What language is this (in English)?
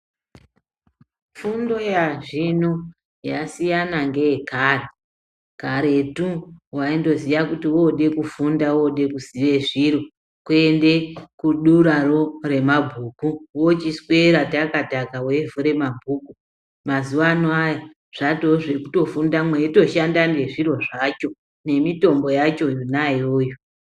Ndau